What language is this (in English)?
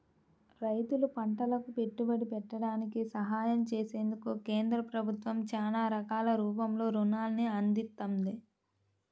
Telugu